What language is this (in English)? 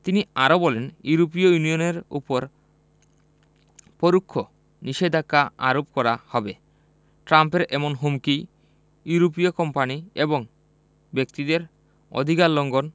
Bangla